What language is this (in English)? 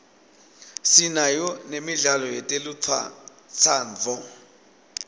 Swati